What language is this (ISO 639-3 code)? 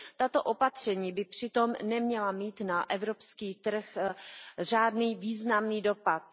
ces